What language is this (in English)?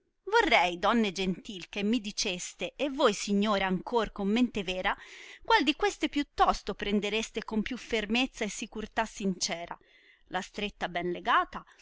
Italian